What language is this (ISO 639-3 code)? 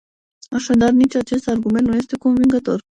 ron